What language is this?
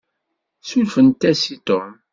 Kabyle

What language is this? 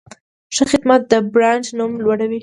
Pashto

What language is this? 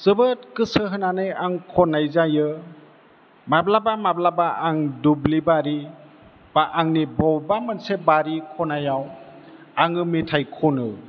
Bodo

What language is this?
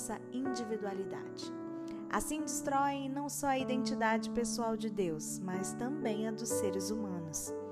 Portuguese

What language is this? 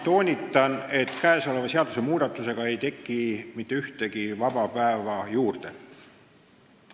Estonian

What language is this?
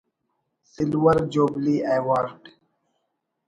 Brahui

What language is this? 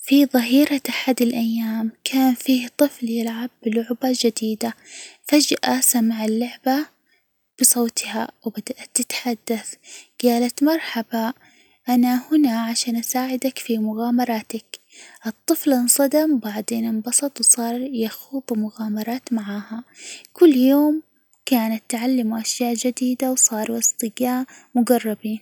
Hijazi Arabic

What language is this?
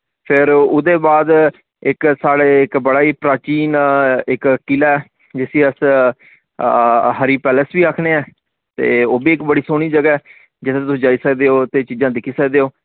Dogri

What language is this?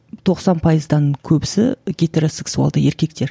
Kazakh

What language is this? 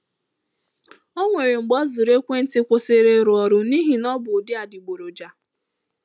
Igbo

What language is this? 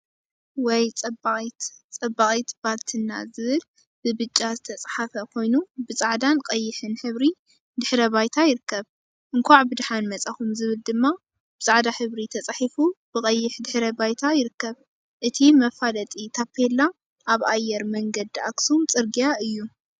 Tigrinya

